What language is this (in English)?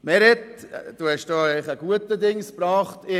Swiss German